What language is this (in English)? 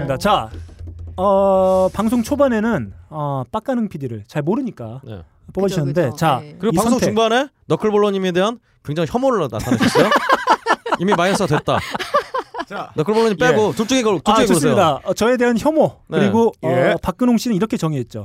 Korean